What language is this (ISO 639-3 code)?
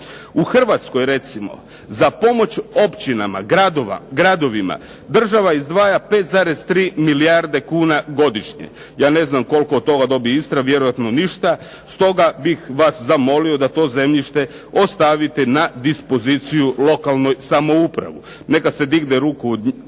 hrv